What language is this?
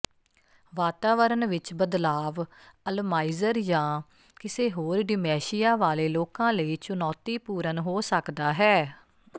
Punjabi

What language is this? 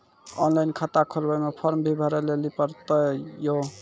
Maithili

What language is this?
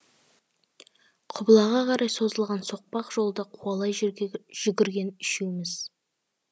Kazakh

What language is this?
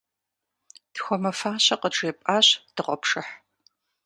Kabardian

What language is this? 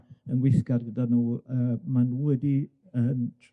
Welsh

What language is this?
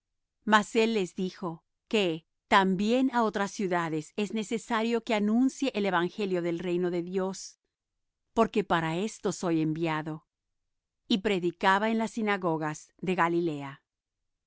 Spanish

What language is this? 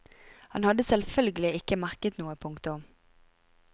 Norwegian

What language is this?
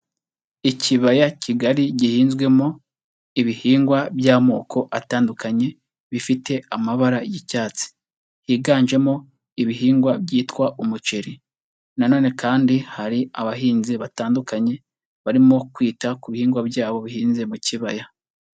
Kinyarwanda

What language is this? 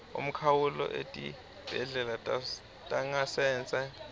Swati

